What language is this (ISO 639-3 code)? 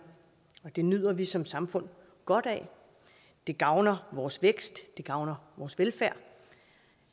dan